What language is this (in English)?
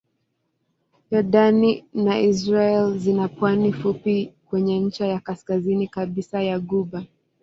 Swahili